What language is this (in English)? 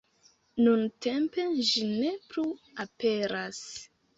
Esperanto